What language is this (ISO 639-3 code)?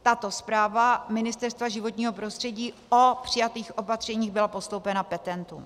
ces